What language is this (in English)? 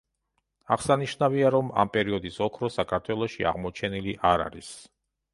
Georgian